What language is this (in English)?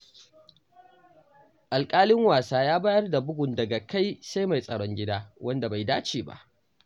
Hausa